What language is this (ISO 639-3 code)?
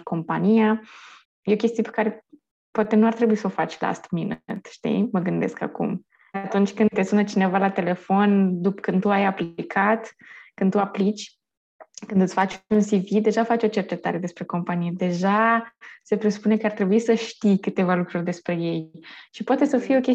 ron